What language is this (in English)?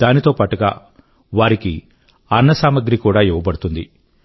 Telugu